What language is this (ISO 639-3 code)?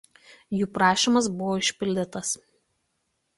lit